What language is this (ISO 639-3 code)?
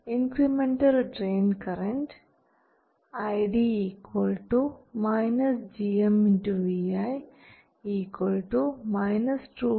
mal